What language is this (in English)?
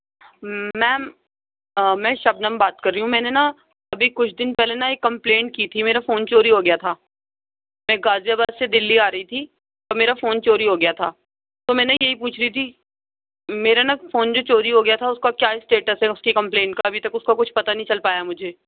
Urdu